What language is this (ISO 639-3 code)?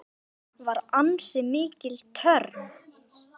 isl